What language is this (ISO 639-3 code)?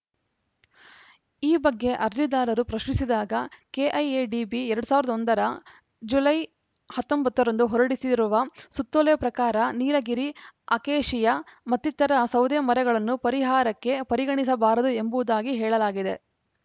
kan